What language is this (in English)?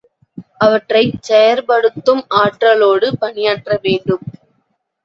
Tamil